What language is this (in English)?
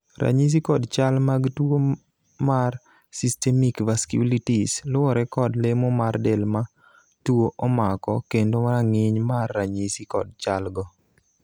Luo (Kenya and Tanzania)